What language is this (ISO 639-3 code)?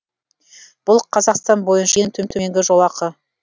kaz